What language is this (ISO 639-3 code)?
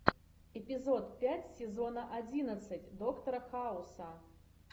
rus